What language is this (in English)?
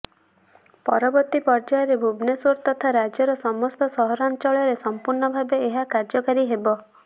Odia